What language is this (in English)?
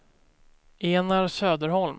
Swedish